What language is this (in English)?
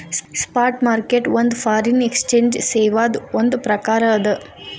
Kannada